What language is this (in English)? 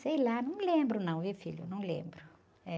Portuguese